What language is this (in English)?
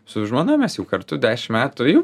Lithuanian